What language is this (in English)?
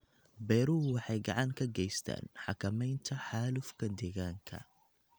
Somali